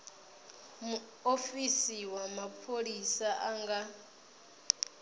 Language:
Venda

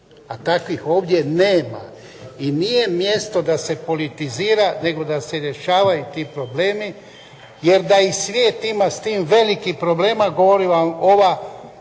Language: Croatian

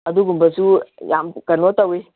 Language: Manipuri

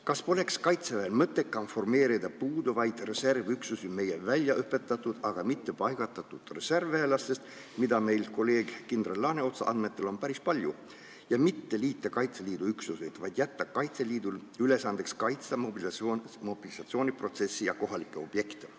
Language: Estonian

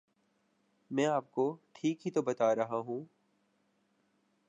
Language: Urdu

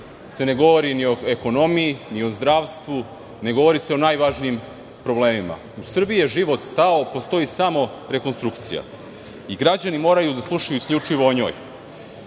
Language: Serbian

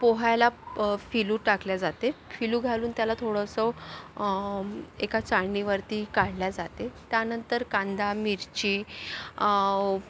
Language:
Marathi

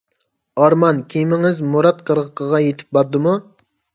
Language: Uyghur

